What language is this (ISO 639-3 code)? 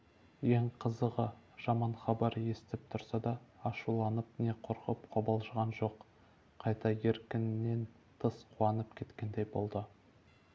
kaz